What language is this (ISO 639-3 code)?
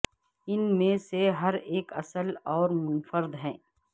urd